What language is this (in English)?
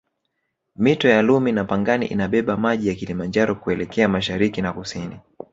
Swahili